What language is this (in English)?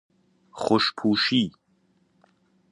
Persian